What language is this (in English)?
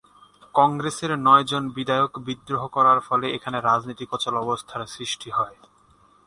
Bangla